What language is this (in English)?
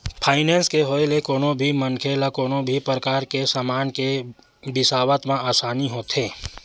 Chhattisgarhi